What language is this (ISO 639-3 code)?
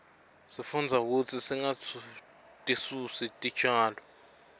ssw